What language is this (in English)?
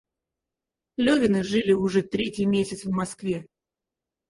Russian